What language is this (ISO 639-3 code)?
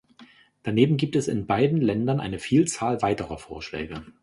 deu